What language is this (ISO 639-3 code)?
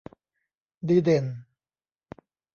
tha